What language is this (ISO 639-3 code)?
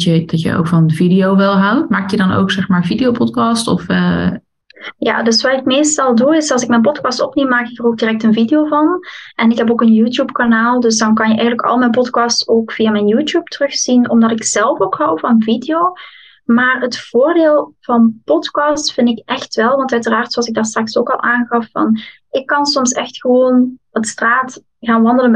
nld